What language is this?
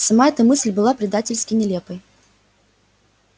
Russian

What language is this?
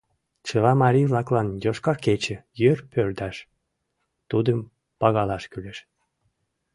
Mari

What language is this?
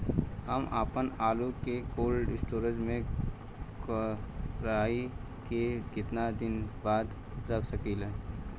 Bhojpuri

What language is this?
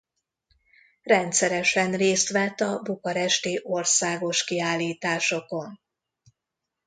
Hungarian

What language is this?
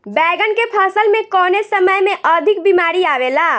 Bhojpuri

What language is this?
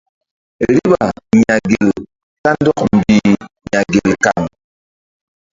Mbum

